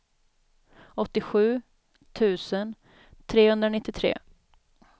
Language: Swedish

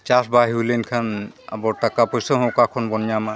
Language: Santali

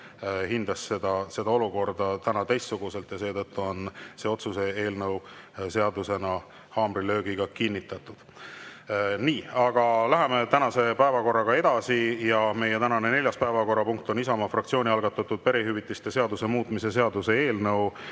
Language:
Estonian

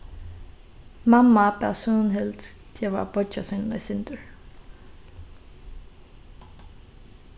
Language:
Faroese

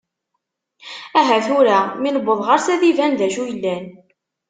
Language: Kabyle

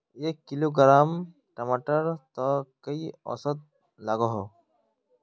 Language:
Magahi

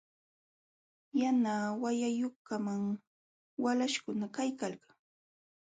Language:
Jauja Wanca Quechua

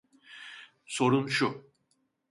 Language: Turkish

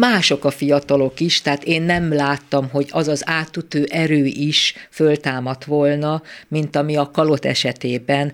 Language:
Hungarian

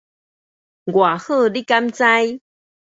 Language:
Min Nan Chinese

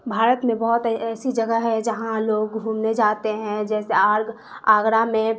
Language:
Urdu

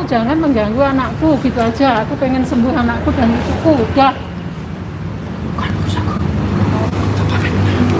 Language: Indonesian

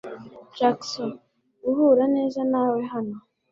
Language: Kinyarwanda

